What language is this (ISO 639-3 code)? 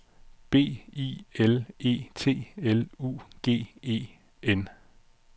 dan